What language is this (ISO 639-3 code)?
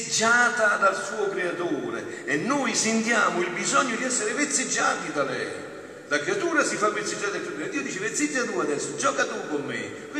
ita